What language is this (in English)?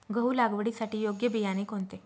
Marathi